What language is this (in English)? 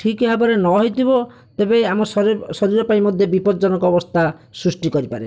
Odia